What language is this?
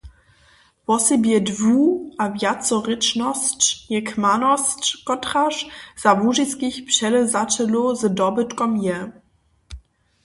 Upper Sorbian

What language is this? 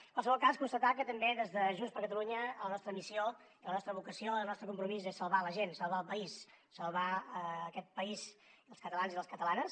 Catalan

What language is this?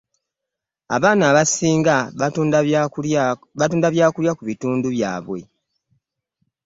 Ganda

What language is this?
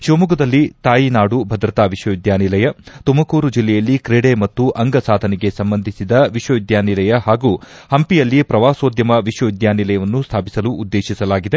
Kannada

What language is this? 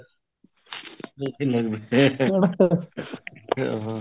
Punjabi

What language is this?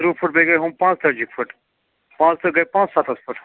Kashmiri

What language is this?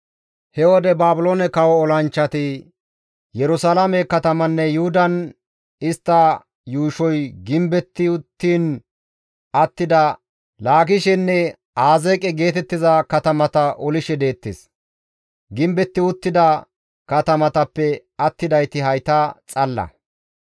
Gamo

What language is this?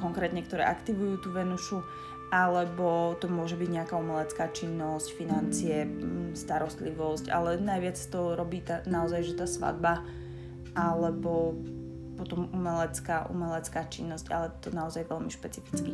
Slovak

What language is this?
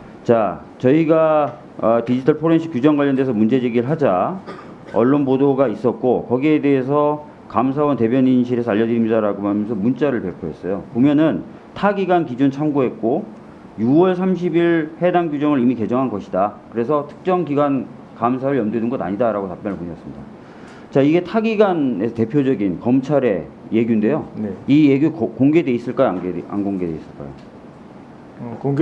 Korean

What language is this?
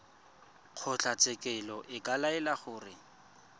Tswana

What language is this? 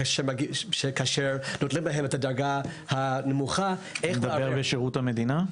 Hebrew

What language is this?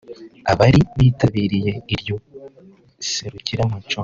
Kinyarwanda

